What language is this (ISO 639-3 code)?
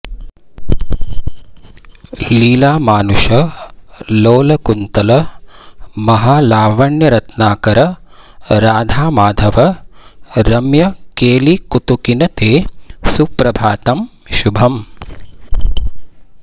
san